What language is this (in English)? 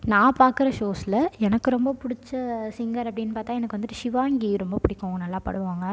Tamil